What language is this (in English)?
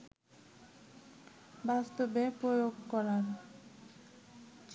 Bangla